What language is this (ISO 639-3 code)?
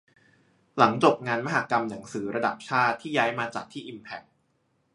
tha